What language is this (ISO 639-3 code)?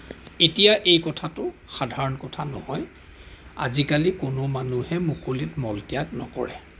asm